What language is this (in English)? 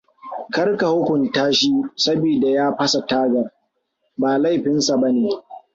Hausa